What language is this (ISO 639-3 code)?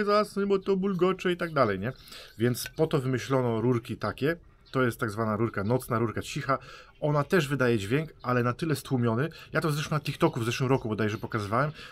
pol